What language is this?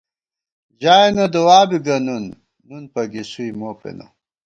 Gawar-Bati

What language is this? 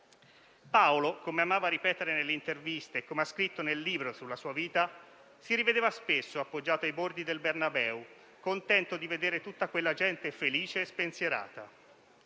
Italian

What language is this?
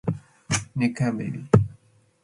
Matsés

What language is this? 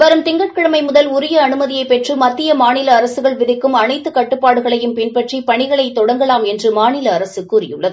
Tamil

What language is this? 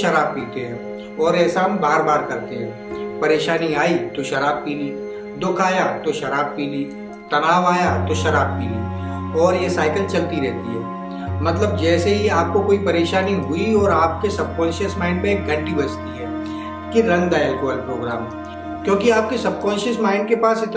Hindi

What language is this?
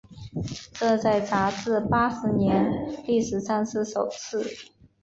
Chinese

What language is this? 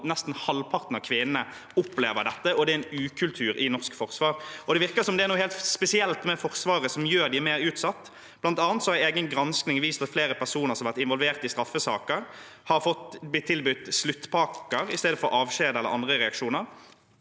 Norwegian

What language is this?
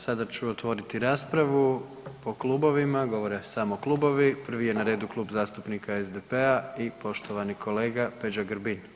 Croatian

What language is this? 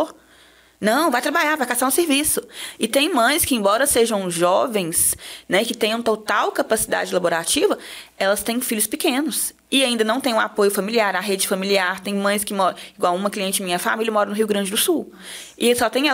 Portuguese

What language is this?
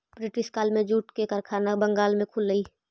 Magahi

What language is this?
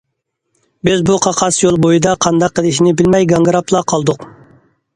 Uyghur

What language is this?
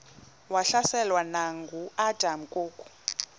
Xhosa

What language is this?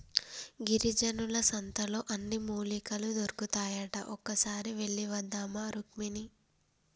Telugu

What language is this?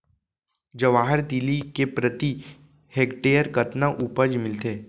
Chhattisgarhi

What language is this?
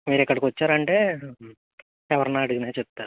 Telugu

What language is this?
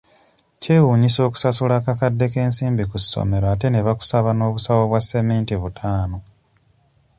Ganda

